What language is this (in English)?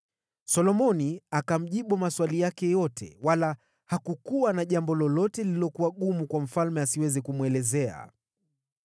Swahili